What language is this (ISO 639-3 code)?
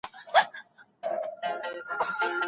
pus